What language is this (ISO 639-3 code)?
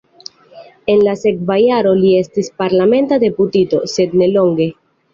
epo